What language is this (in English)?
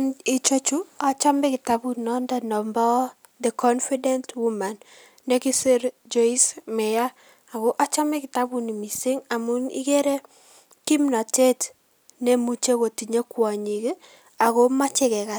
Kalenjin